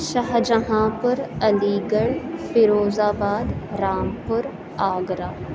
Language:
Urdu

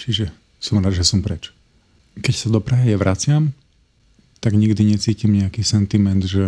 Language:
Slovak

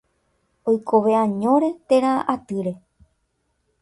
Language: Guarani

